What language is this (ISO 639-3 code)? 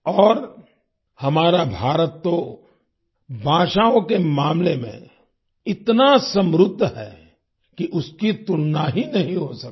hin